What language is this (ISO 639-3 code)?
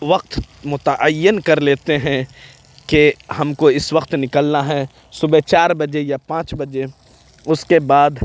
urd